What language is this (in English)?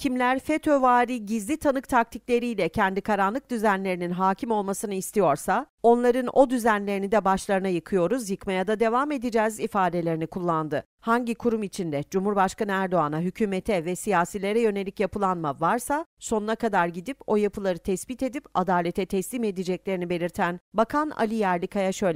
Turkish